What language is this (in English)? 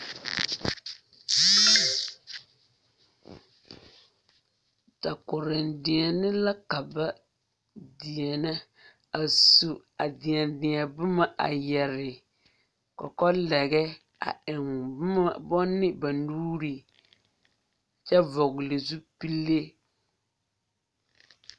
Southern Dagaare